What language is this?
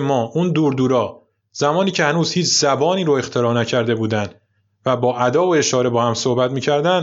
Persian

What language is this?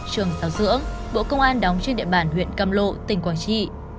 Vietnamese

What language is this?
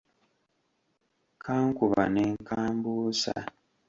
Ganda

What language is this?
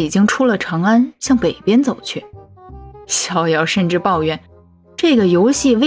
Chinese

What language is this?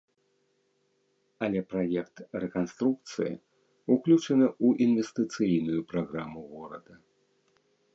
Belarusian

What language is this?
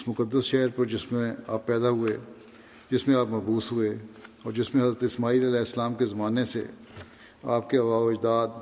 Urdu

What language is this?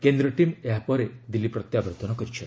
Odia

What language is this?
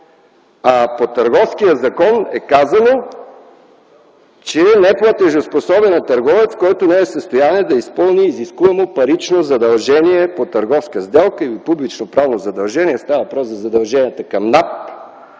Bulgarian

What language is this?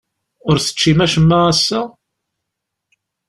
Kabyle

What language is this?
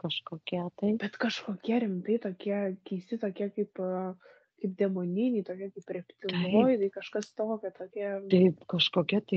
Lithuanian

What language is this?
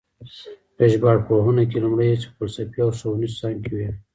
Pashto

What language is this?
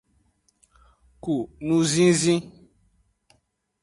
Aja (Benin)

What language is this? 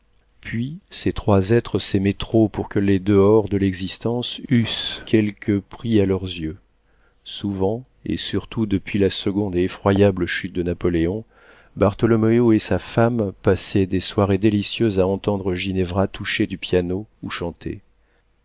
French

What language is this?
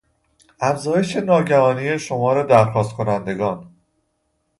Persian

